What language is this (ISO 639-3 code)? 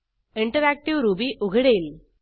mar